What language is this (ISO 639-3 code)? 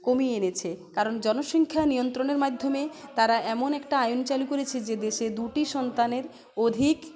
ben